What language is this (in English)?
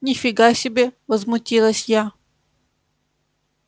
Russian